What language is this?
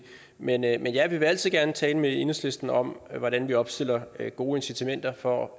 Danish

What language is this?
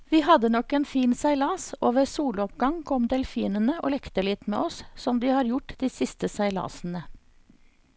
Norwegian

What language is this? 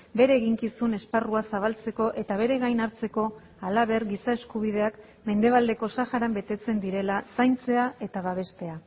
Basque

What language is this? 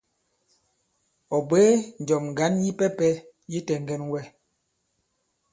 Bankon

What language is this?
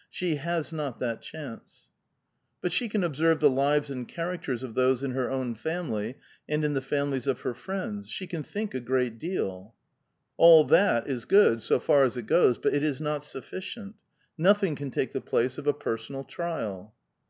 English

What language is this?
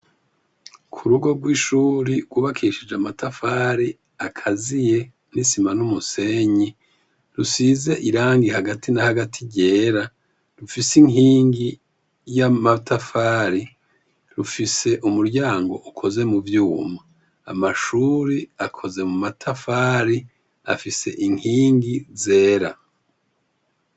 Rundi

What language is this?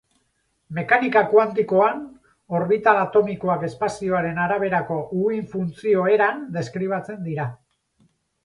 Basque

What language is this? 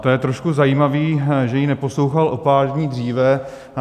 Czech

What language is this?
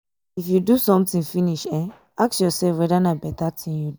Nigerian Pidgin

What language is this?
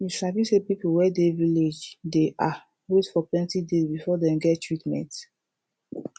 Nigerian Pidgin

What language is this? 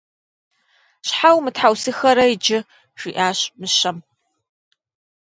Kabardian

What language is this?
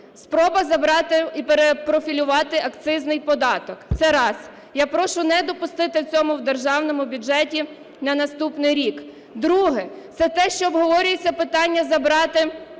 Ukrainian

